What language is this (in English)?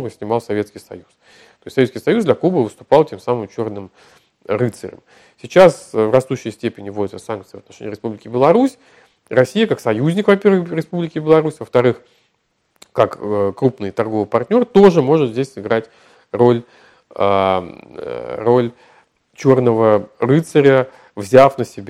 Russian